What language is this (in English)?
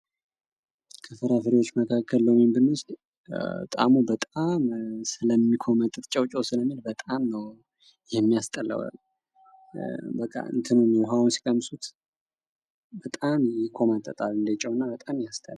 Amharic